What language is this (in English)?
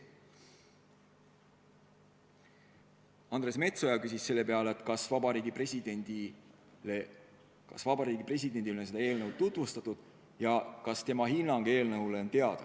Estonian